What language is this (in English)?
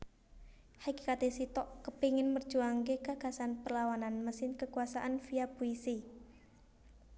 Javanese